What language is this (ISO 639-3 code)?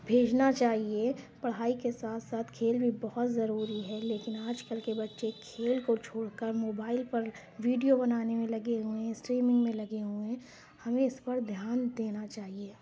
urd